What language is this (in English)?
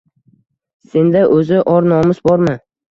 Uzbek